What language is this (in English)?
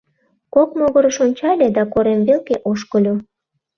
Mari